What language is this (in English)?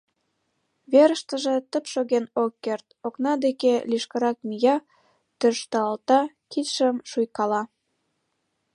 Mari